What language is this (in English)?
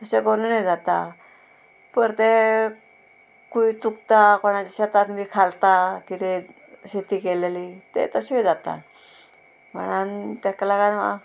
Konkani